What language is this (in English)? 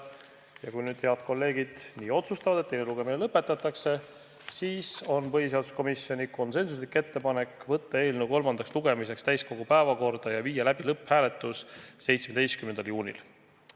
Estonian